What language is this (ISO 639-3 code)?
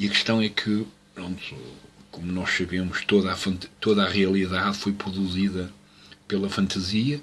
por